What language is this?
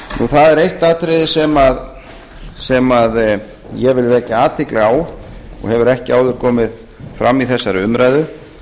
Icelandic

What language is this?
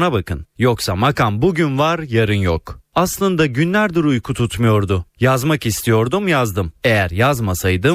Turkish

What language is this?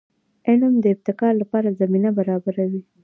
Pashto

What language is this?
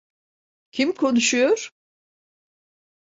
Turkish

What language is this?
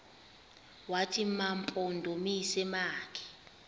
Xhosa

